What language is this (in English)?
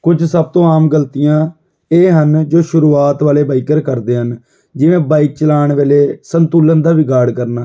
Punjabi